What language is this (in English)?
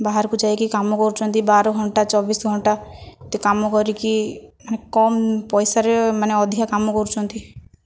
Odia